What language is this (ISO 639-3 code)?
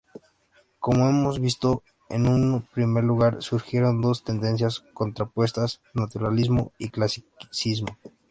spa